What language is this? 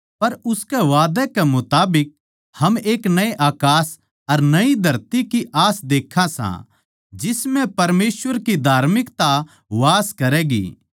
Haryanvi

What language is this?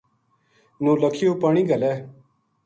Gujari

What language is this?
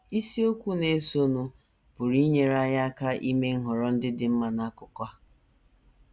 Igbo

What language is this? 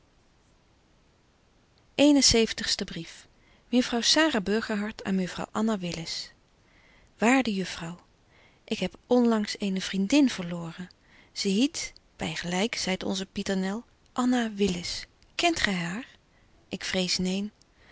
Dutch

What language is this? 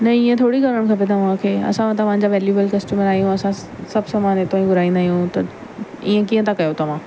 Sindhi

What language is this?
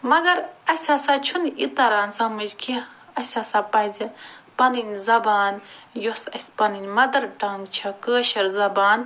Kashmiri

